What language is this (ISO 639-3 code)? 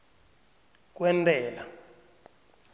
nbl